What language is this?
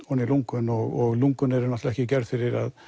Icelandic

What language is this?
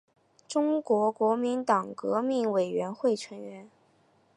Chinese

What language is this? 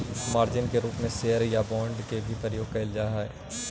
Magahi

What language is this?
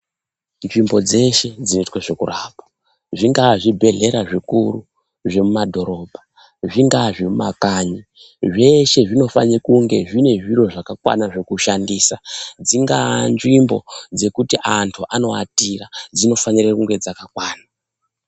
Ndau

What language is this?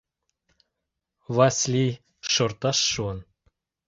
Mari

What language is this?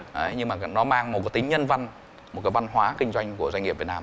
Vietnamese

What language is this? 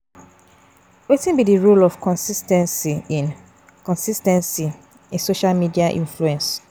Nigerian Pidgin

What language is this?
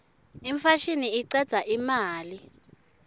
Swati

